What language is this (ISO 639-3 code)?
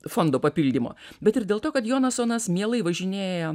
lit